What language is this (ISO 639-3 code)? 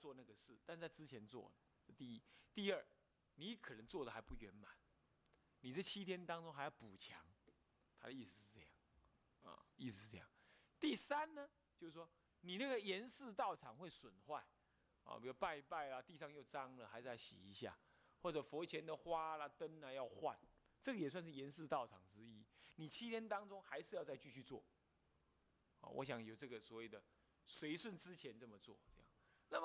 zho